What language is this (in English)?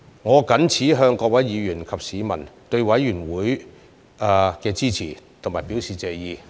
Cantonese